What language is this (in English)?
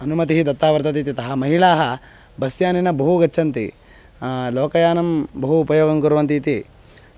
Sanskrit